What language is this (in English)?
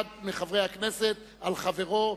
Hebrew